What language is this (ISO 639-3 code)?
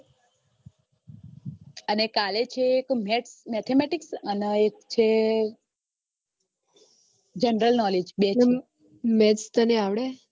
guj